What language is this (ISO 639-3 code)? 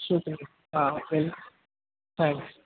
urd